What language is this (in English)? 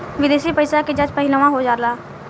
Bhojpuri